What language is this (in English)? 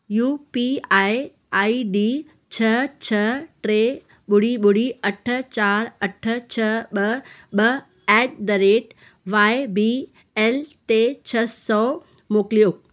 Sindhi